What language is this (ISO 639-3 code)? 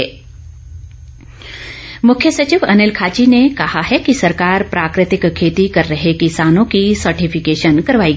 hin